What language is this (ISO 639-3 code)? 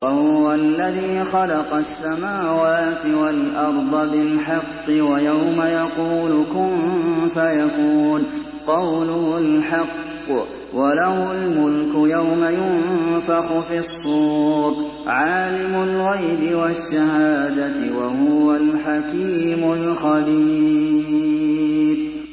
ara